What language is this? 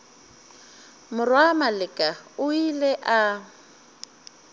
Northern Sotho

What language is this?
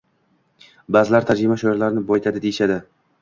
Uzbek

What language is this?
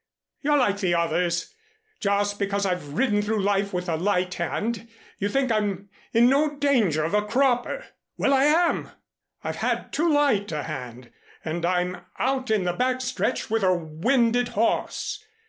English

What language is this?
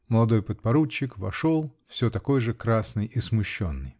Russian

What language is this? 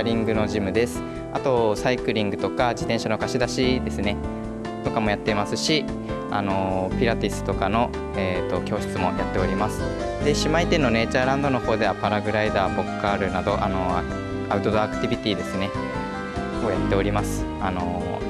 Japanese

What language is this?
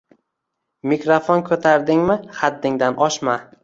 Uzbek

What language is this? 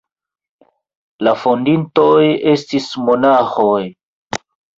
Esperanto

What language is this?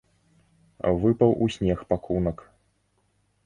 Belarusian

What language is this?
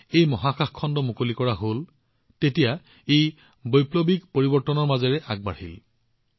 Assamese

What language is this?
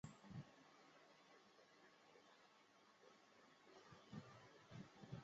Chinese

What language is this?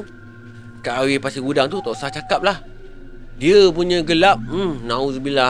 Malay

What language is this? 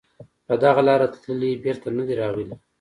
Pashto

